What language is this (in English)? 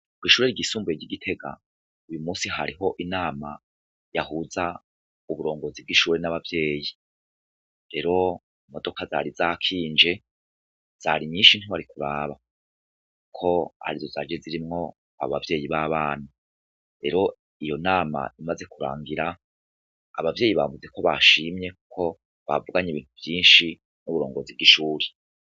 Rundi